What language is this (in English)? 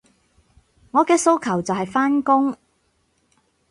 Cantonese